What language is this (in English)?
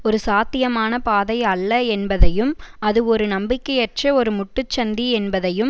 Tamil